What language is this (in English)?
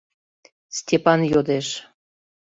Mari